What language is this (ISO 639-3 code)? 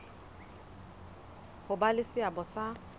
sot